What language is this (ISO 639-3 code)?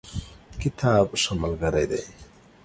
pus